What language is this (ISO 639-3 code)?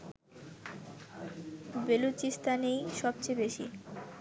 ben